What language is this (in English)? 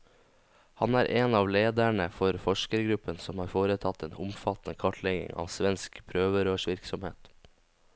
Norwegian